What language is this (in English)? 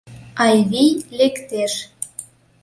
Mari